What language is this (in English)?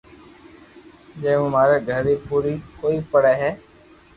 Loarki